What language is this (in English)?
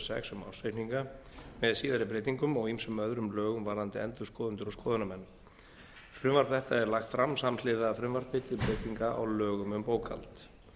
Icelandic